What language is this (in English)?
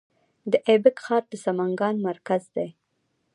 Pashto